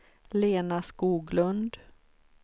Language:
Swedish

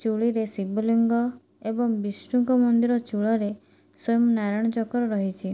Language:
Odia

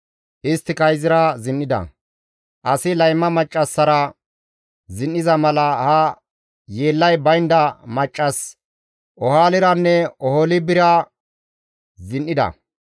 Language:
Gamo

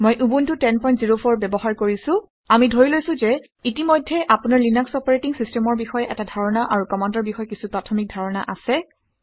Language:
Assamese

